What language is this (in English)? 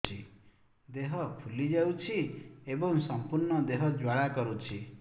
Odia